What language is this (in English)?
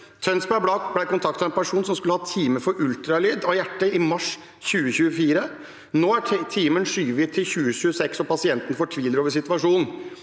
Norwegian